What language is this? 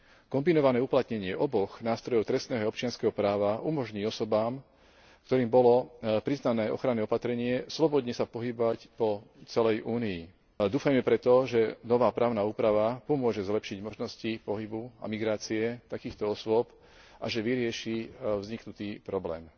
Slovak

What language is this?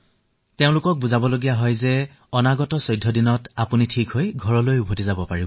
Assamese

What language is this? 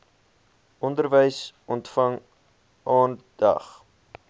Afrikaans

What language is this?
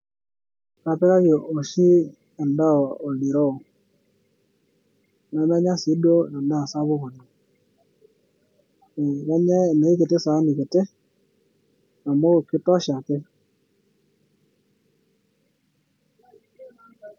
Masai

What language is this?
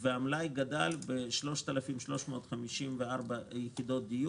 Hebrew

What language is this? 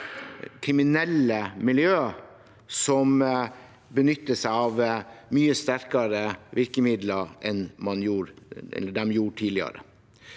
Norwegian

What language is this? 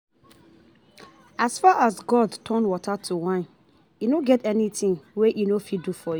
Nigerian Pidgin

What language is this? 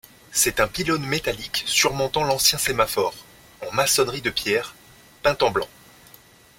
French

